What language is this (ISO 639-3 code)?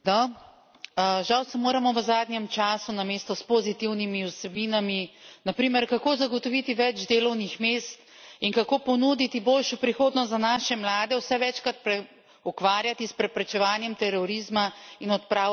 slv